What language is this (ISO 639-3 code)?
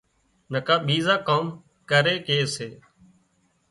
kxp